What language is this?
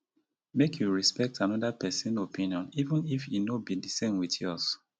Nigerian Pidgin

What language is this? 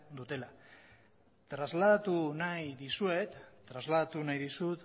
Basque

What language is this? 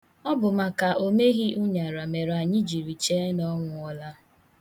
Igbo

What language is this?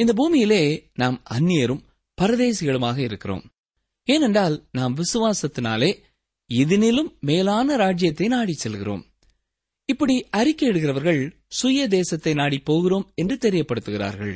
Tamil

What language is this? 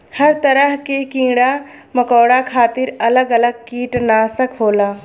Bhojpuri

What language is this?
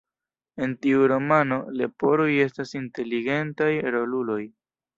Esperanto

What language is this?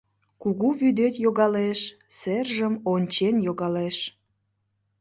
Mari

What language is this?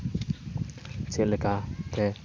Santali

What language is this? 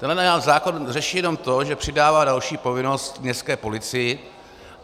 Czech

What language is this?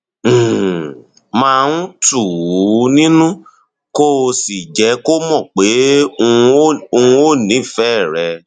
Yoruba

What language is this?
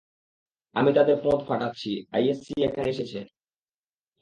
Bangla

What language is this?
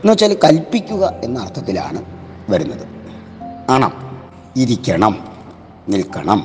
Malayalam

